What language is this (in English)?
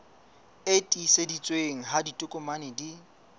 Southern Sotho